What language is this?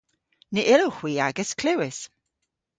Cornish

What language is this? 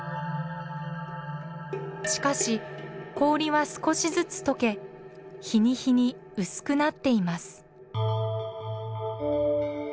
Japanese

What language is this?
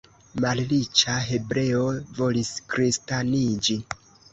Esperanto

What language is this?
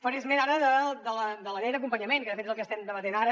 Catalan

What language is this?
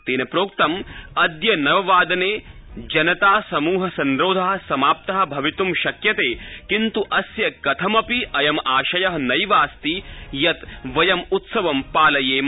Sanskrit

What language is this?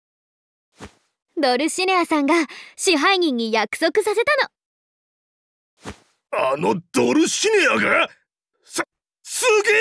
Japanese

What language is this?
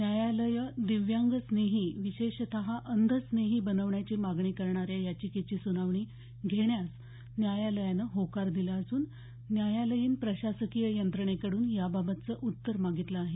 Marathi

